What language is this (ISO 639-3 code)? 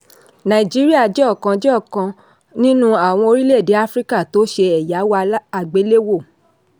yor